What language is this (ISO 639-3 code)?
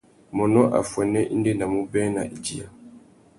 bag